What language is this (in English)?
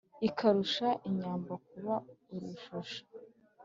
Kinyarwanda